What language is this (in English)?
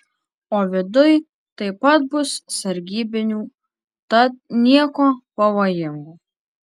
Lithuanian